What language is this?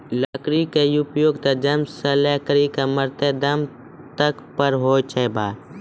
Maithili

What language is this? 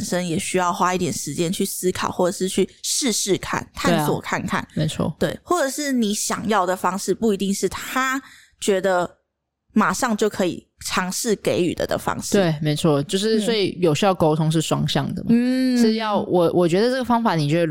Chinese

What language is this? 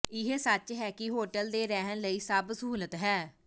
Punjabi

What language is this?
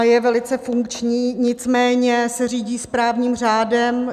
Czech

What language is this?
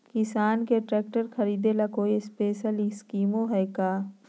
Magahi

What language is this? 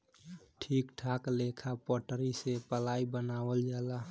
Bhojpuri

